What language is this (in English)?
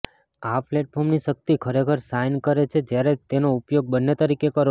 Gujarati